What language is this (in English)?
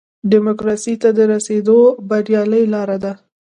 Pashto